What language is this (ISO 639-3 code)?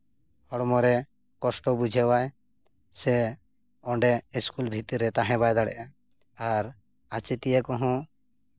sat